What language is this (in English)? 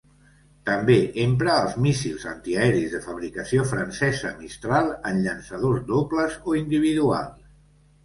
Catalan